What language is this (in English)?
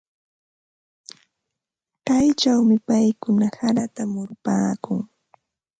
Ambo-Pasco Quechua